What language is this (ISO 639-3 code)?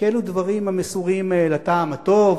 heb